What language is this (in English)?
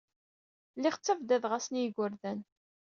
Kabyle